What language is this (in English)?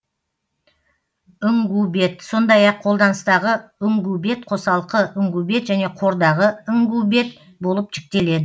Kazakh